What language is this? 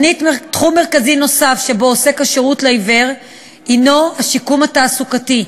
Hebrew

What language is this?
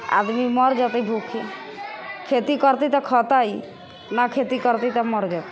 Maithili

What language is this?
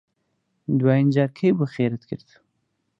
Central Kurdish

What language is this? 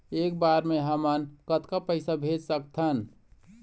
Chhattisgarhi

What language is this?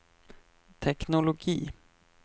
Swedish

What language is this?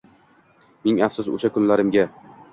Uzbek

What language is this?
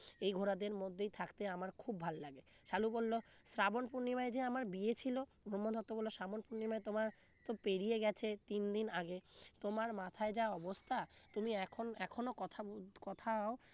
Bangla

